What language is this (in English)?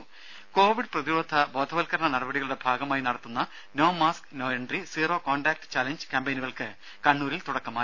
Malayalam